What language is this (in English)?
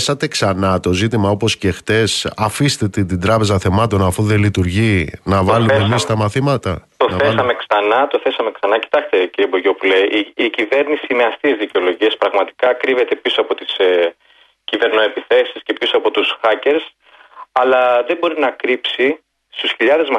Greek